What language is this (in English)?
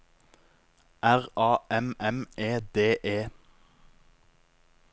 Norwegian